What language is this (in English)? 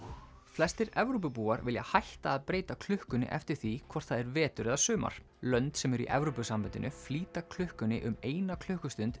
Icelandic